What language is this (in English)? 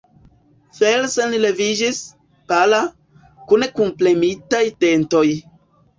Esperanto